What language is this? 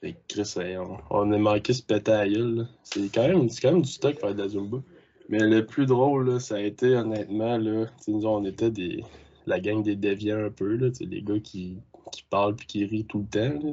French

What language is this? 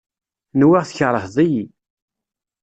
Kabyle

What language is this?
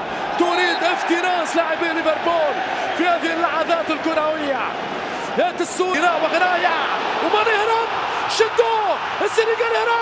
Arabic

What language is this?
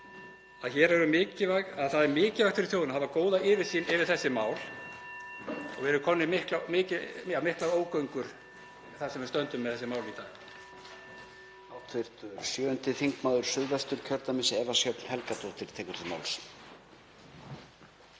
Icelandic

